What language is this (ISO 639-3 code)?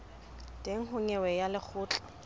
sot